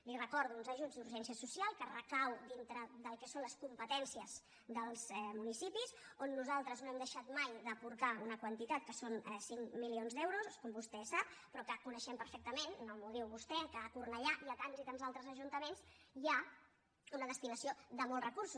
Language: Catalan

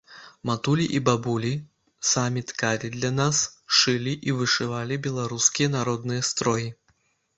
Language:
Belarusian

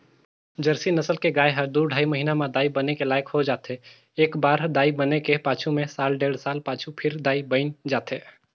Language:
Chhattisgarhi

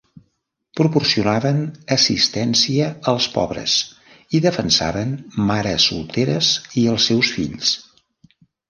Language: Catalan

